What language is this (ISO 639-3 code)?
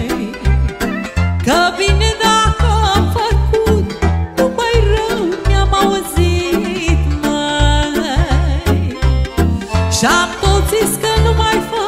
ron